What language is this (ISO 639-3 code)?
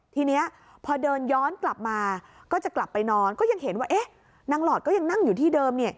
tha